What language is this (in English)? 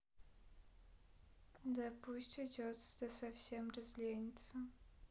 Russian